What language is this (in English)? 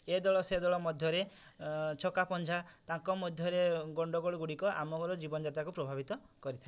Odia